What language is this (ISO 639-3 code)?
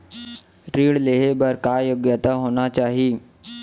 hne